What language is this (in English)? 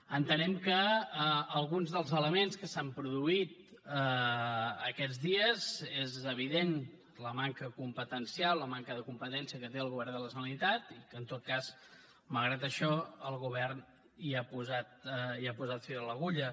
Catalan